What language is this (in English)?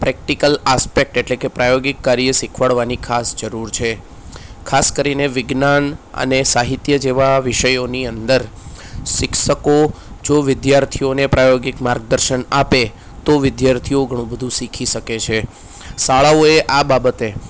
Gujarati